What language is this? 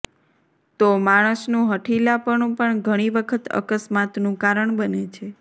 Gujarati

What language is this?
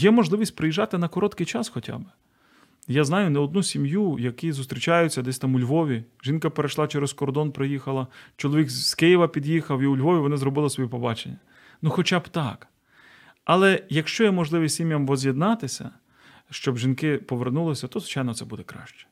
Ukrainian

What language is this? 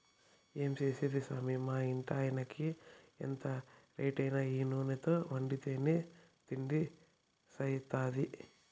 Telugu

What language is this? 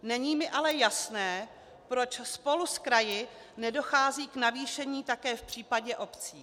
Czech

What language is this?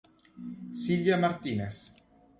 Italian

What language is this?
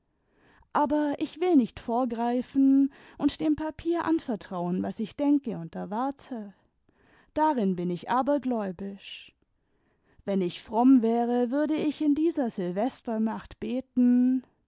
German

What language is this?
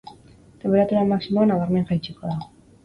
Basque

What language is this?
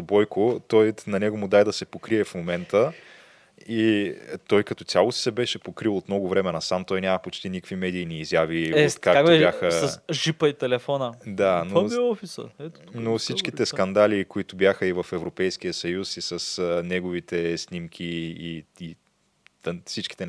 Bulgarian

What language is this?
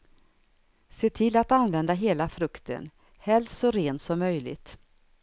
Swedish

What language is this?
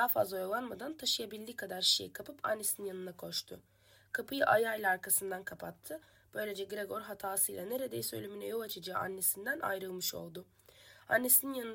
Turkish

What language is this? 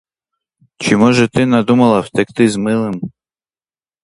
Ukrainian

